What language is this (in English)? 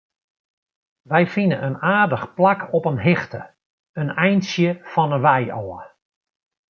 Western Frisian